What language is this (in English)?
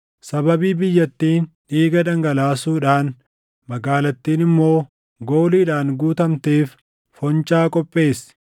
Oromo